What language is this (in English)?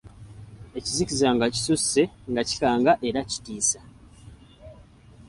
Ganda